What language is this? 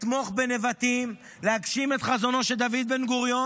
Hebrew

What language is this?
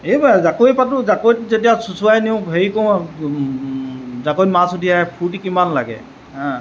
Assamese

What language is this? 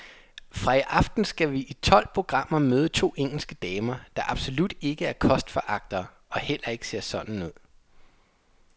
Danish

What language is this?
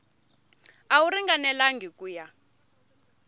Tsonga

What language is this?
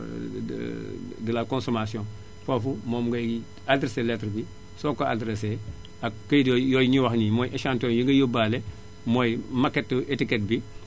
Wolof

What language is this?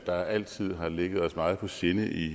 Danish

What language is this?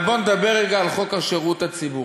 Hebrew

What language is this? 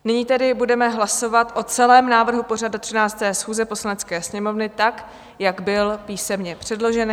Czech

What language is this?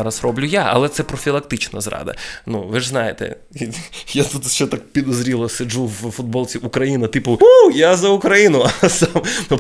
Ukrainian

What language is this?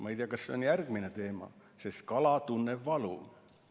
Estonian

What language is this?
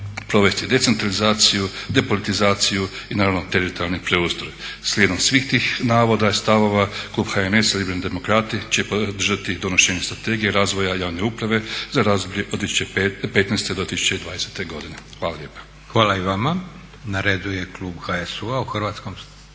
Croatian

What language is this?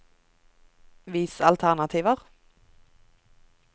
Norwegian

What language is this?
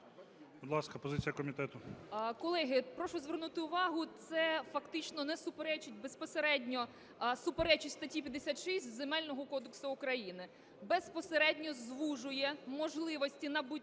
Ukrainian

